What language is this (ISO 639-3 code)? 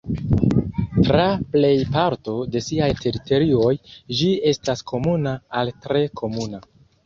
epo